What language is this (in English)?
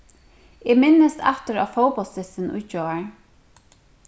Faroese